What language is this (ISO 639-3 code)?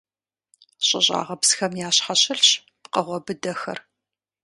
kbd